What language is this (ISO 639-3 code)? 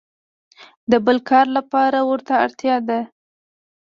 pus